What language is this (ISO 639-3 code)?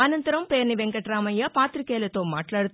tel